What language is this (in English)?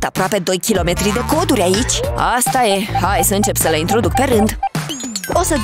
Romanian